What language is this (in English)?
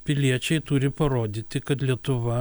Lithuanian